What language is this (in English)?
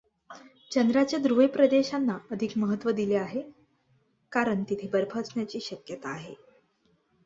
Marathi